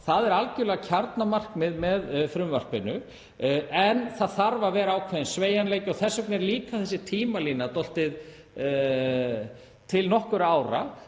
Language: Icelandic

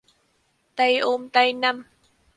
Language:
Vietnamese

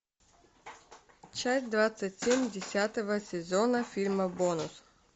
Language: Russian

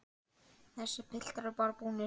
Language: Icelandic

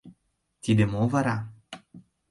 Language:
Mari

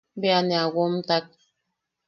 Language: Yaqui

